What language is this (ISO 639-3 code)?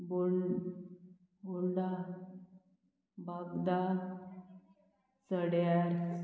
kok